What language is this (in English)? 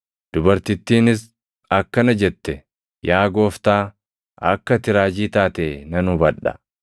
Oromo